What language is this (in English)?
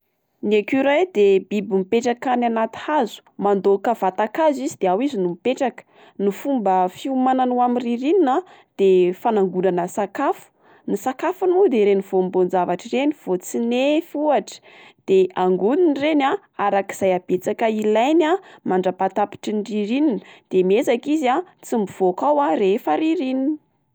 Malagasy